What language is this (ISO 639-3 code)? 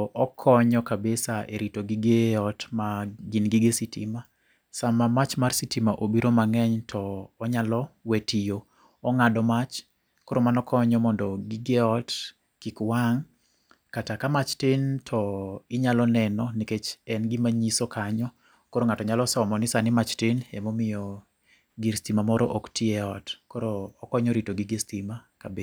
luo